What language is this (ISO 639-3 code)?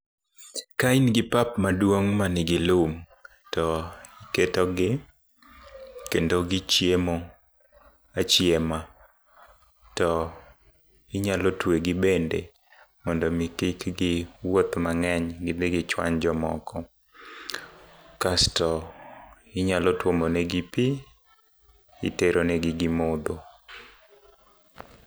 luo